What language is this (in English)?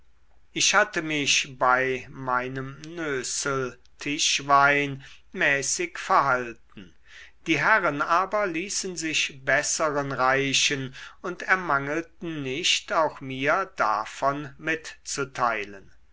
German